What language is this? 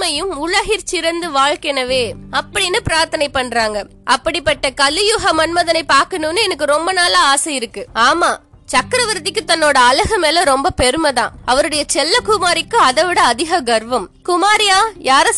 Tamil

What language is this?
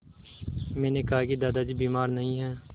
Hindi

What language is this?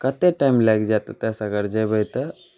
Maithili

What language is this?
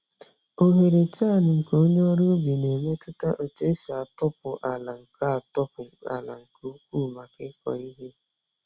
Igbo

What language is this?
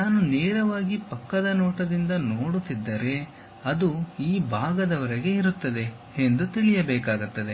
Kannada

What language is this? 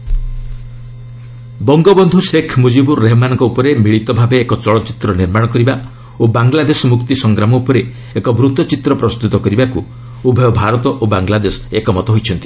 Odia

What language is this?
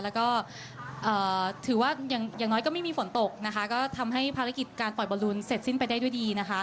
Thai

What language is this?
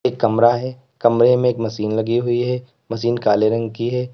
Hindi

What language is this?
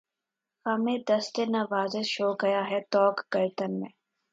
Urdu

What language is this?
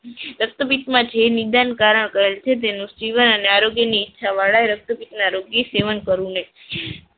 Gujarati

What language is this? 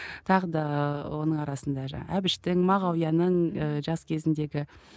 Kazakh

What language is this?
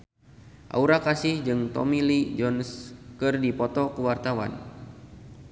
Sundanese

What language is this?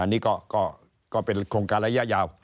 Thai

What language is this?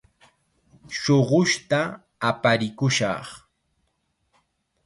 Chiquián Ancash Quechua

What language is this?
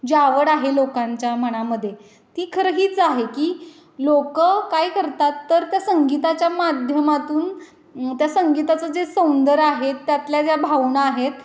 Marathi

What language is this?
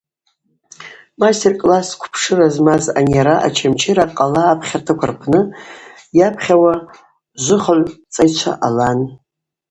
Abaza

